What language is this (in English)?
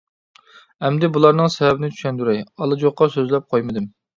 Uyghur